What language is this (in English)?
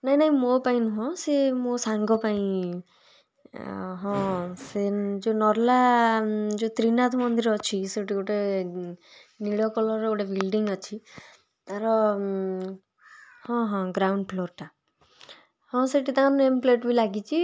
Odia